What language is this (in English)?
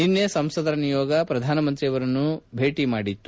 Kannada